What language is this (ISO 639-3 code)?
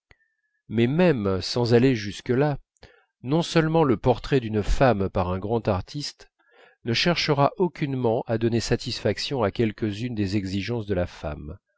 fra